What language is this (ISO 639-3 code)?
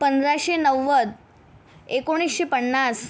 mar